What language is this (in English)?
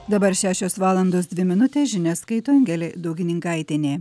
Lithuanian